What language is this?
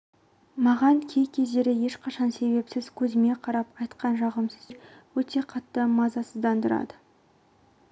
Kazakh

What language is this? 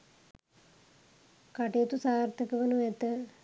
Sinhala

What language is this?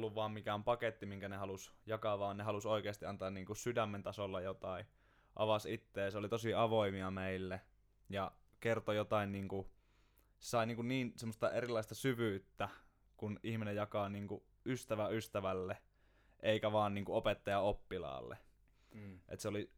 Finnish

